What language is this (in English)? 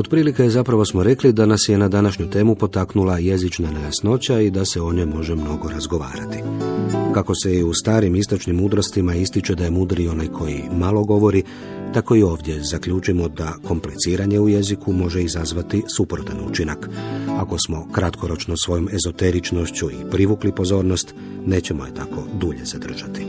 Croatian